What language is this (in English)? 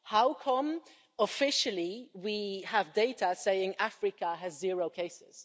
English